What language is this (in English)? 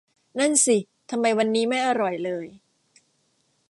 Thai